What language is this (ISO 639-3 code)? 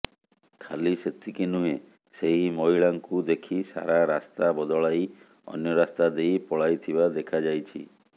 ori